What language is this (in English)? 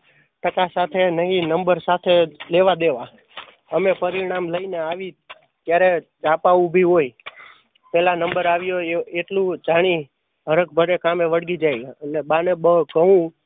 Gujarati